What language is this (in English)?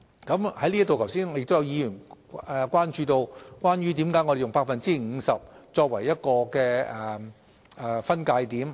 Cantonese